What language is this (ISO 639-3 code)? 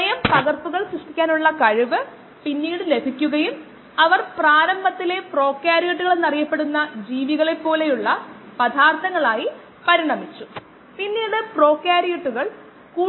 mal